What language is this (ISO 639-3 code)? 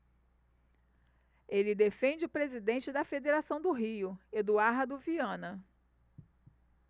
por